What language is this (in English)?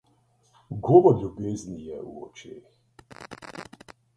Slovenian